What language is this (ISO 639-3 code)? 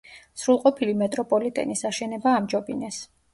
kat